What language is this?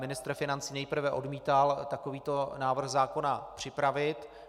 Czech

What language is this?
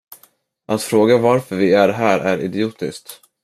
Swedish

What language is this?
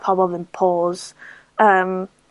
Welsh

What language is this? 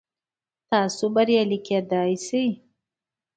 Pashto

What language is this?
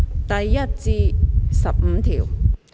Cantonese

